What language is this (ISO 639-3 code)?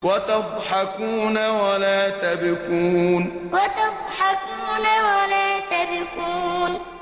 ara